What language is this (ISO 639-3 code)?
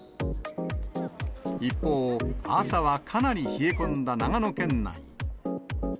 jpn